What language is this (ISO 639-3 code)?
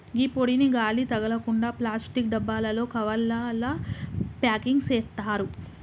tel